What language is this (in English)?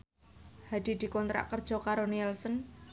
Javanese